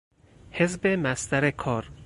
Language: Persian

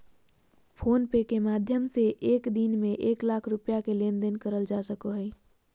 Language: Magahi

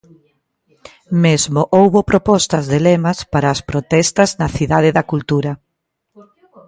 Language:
Galician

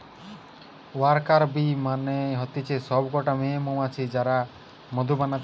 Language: Bangla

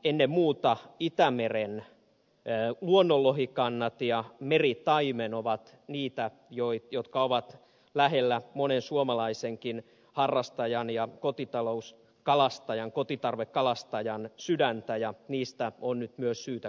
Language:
Finnish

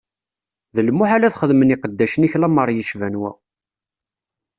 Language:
Kabyle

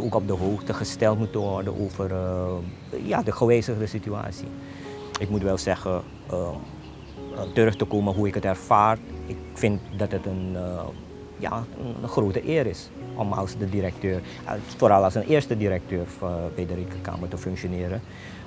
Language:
Dutch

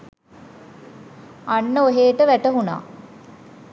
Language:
Sinhala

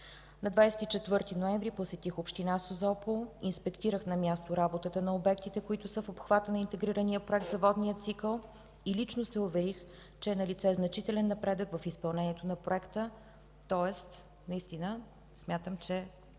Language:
Bulgarian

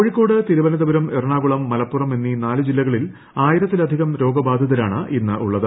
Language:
Malayalam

